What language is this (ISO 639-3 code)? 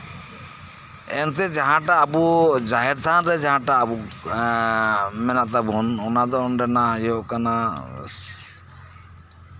sat